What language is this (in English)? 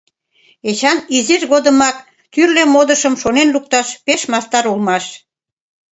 Mari